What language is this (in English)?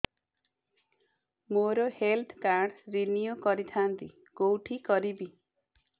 Odia